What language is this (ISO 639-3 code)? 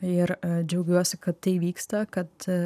lit